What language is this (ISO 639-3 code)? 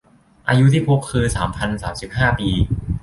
tha